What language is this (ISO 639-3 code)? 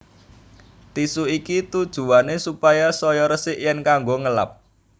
jav